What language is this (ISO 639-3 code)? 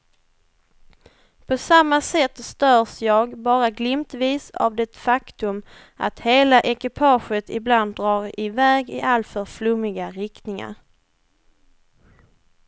swe